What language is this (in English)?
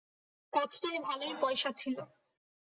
Bangla